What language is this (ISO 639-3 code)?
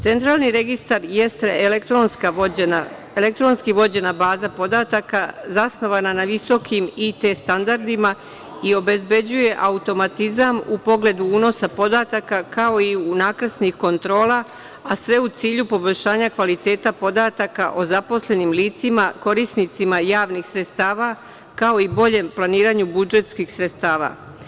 srp